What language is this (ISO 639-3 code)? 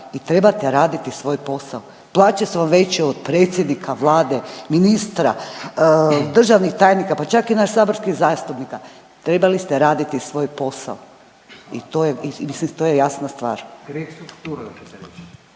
hrv